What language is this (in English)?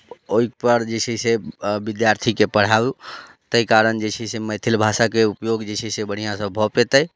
Maithili